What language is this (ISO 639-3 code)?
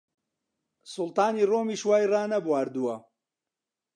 ckb